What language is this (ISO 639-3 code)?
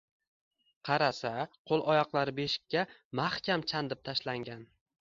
uzb